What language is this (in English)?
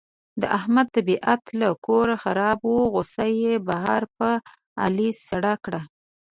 Pashto